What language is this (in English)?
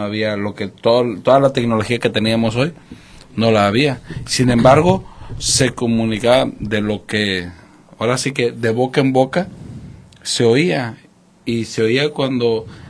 Spanish